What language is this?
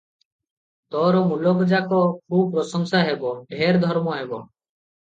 Odia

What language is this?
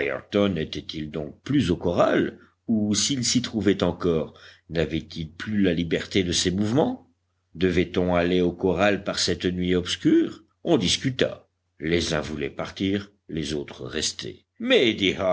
French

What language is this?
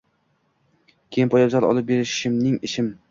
Uzbek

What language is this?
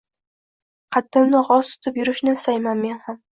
Uzbek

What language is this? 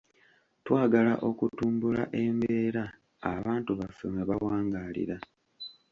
Ganda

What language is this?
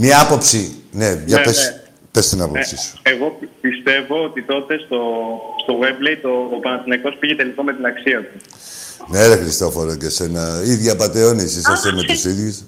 Greek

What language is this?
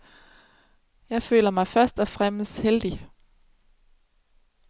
Danish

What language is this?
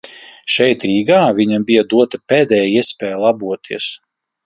Latvian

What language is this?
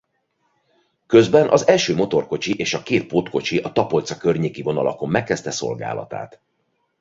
Hungarian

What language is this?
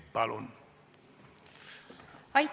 Estonian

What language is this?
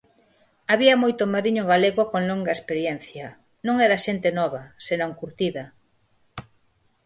Galician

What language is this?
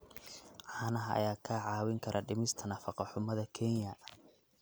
Somali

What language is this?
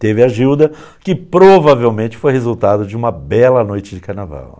Portuguese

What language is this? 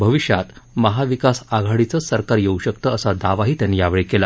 Marathi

